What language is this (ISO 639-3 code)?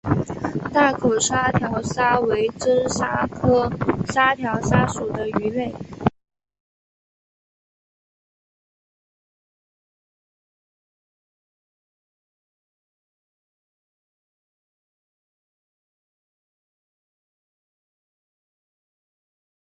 zho